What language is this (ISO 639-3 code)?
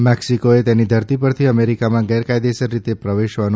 guj